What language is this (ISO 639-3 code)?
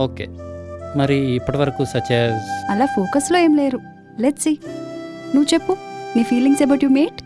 tel